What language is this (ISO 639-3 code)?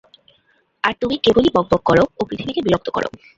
ben